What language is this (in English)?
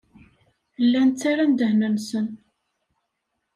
Kabyle